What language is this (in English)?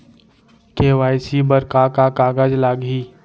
Chhattisgarhi